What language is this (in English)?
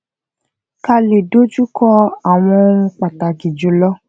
Yoruba